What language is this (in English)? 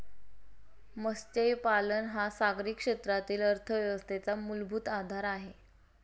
Marathi